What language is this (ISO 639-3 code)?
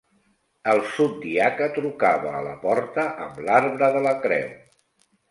cat